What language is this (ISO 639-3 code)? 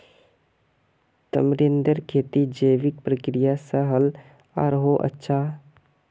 mag